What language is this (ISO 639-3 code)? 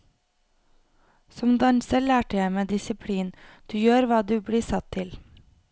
nor